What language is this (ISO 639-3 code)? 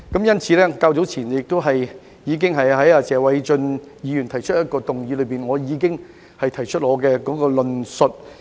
yue